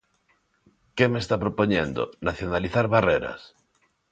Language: Galician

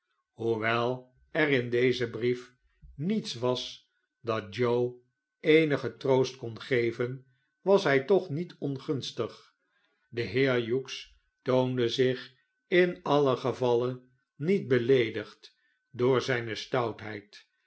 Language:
Dutch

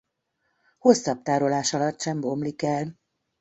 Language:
Hungarian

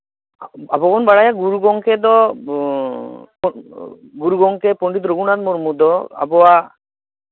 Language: Santali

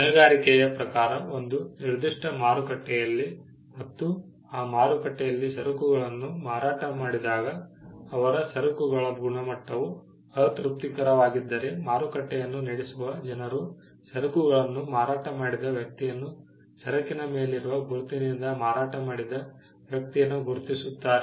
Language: Kannada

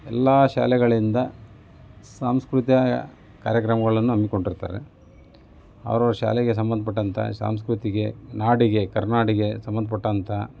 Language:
Kannada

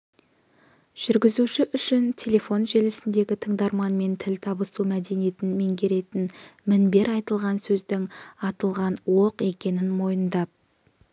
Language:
Kazakh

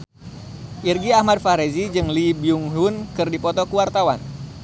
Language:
Sundanese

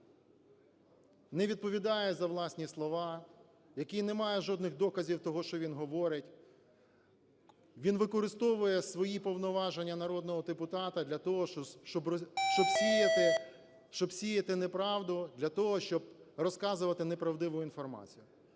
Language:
Ukrainian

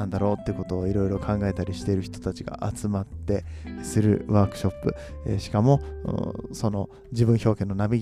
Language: Japanese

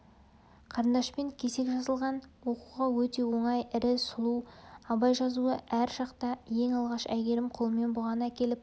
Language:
Kazakh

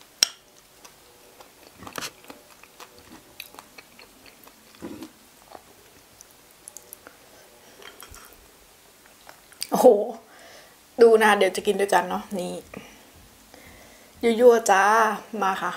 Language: Thai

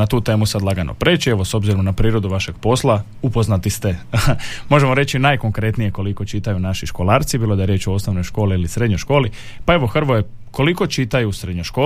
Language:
Croatian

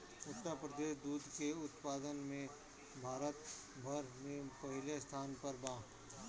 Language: Bhojpuri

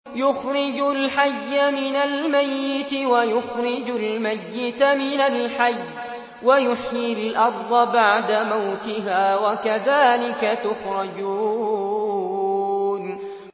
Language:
Arabic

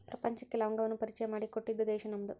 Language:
Kannada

